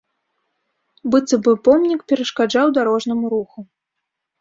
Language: Belarusian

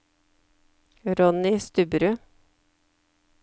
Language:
Norwegian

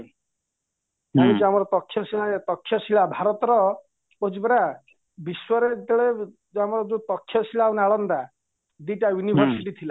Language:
Odia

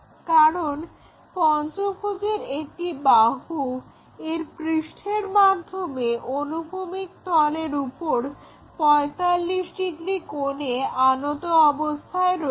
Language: Bangla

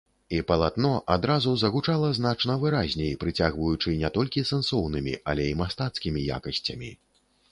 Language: Belarusian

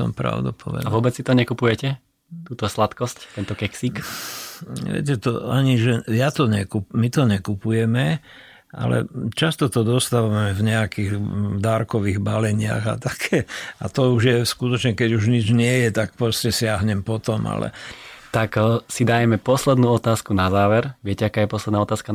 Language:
Slovak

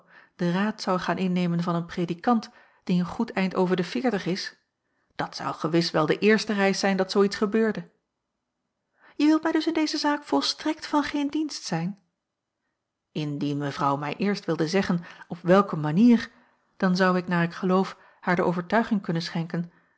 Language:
Dutch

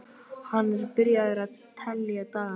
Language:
Icelandic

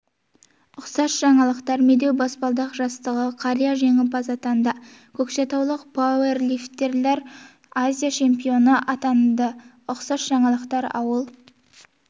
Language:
Kazakh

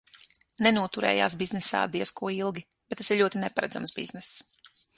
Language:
Latvian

